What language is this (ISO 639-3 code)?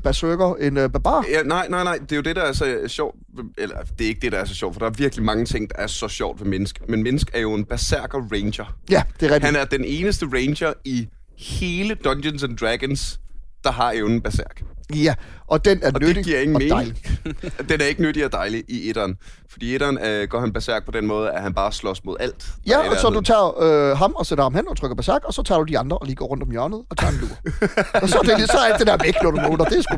dan